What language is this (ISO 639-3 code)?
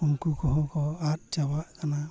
sat